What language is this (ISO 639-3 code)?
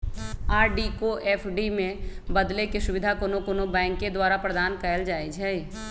mag